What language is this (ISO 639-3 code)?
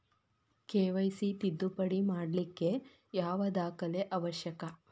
kan